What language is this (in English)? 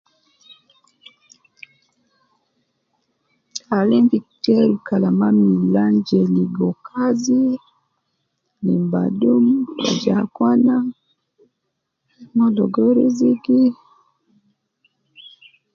Nubi